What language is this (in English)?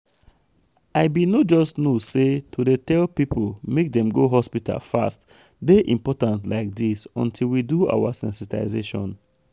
Nigerian Pidgin